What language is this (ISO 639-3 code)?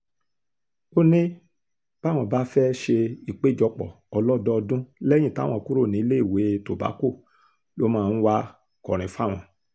yor